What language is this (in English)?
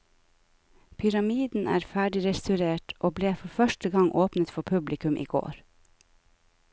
Norwegian